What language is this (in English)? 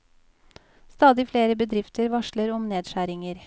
Norwegian